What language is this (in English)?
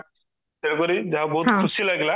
Odia